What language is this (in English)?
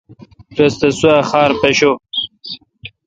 Kalkoti